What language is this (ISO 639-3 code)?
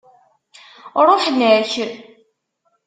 kab